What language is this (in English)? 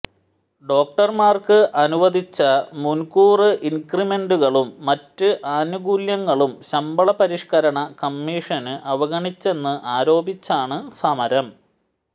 Malayalam